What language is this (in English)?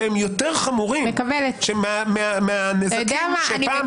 Hebrew